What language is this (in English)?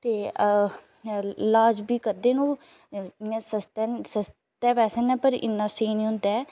Dogri